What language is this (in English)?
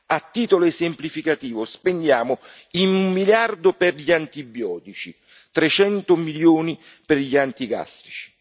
Italian